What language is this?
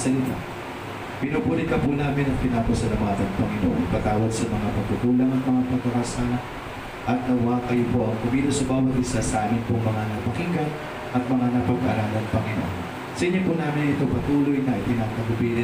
Filipino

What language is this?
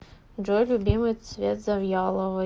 Russian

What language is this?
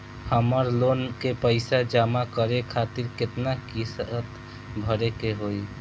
Bhojpuri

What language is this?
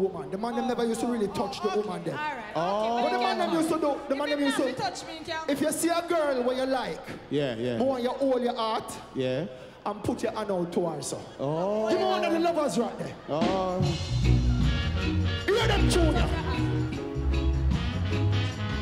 English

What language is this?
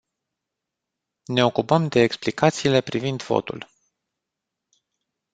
Romanian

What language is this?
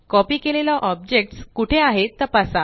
Marathi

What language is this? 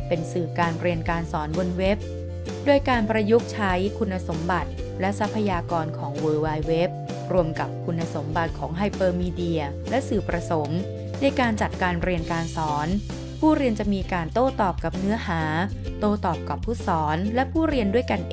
Thai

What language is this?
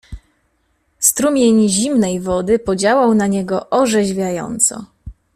Polish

